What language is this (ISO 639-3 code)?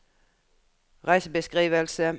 nor